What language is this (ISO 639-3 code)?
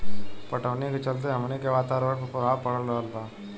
bho